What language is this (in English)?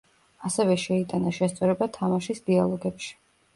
Georgian